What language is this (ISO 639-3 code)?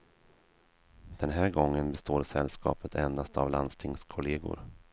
swe